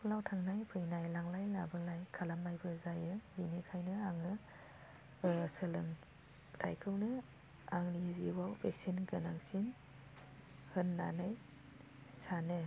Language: Bodo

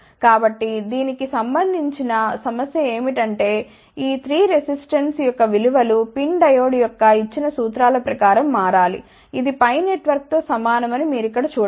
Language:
Telugu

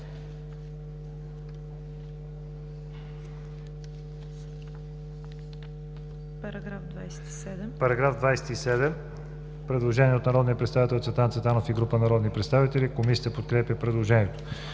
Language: Bulgarian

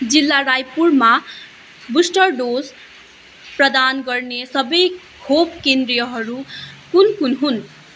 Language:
Nepali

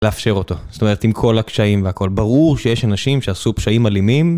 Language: Hebrew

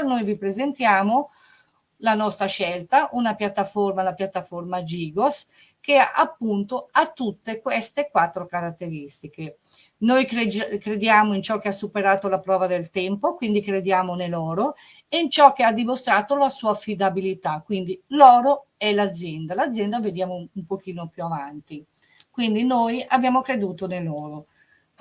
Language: Italian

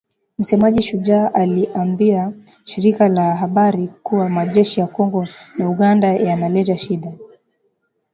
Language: Swahili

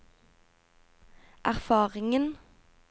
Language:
Norwegian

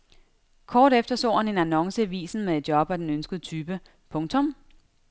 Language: Danish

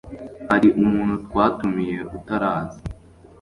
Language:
Kinyarwanda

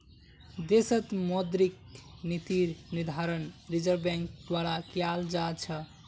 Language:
Magahi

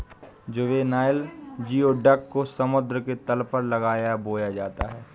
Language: Hindi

